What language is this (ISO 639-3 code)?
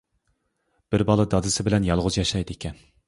uig